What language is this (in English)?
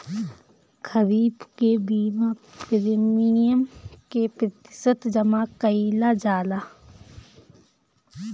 Bhojpuri